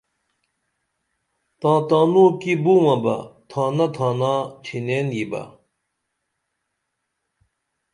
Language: Dameli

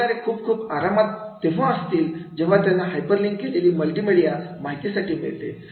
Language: Marathi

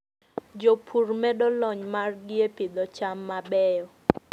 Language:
Luo (Kenya and Tanzania)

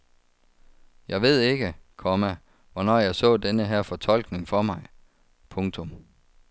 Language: Danish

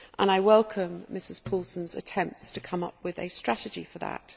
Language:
English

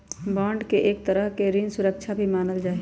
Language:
Magahi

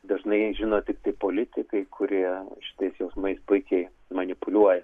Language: Lithuanian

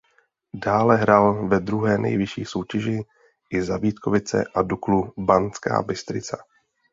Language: Czech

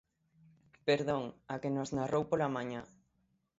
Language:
Galician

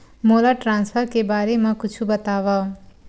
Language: Chhattisgarhi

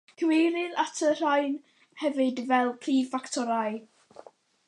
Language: Welsh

